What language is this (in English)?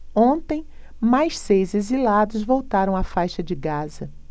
Portuguese